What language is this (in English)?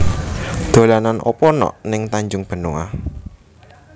Javanese